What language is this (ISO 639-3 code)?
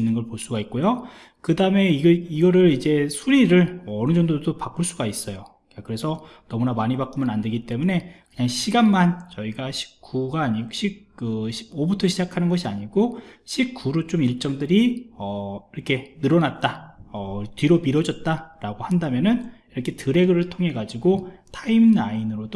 kor